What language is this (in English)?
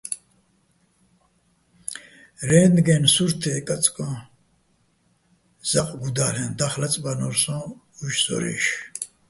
Bats